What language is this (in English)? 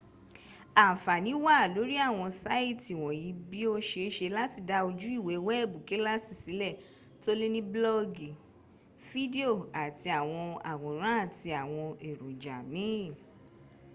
Yoruba